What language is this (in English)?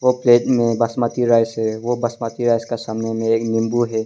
Hindi